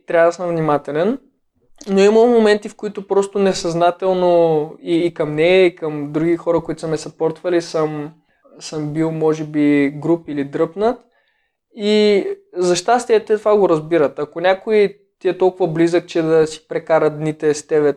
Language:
Bulgarian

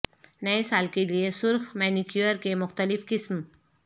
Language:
Urdu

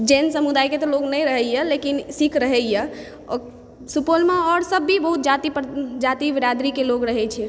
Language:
Maithili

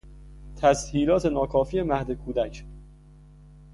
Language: Persian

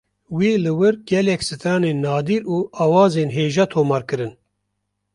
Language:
Kurdish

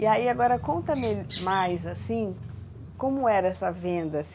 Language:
Portuguese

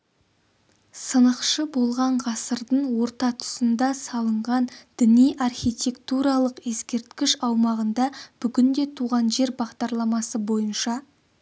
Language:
Kazakh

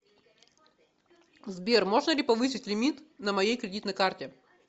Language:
Russian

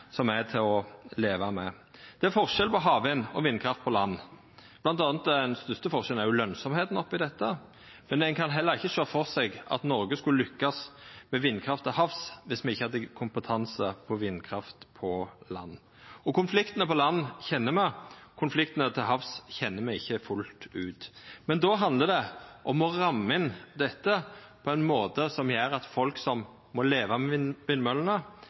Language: Norwegian Nynorsk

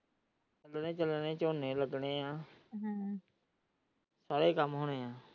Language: Punjabi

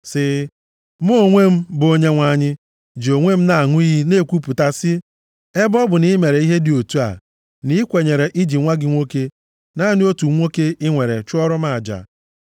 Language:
Igbo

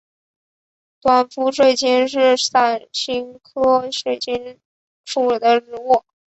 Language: Chinese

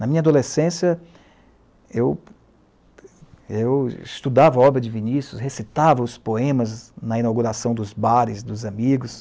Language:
Portuguese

